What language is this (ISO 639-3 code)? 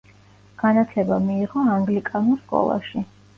kat